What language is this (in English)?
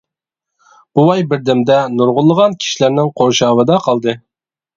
Uyghur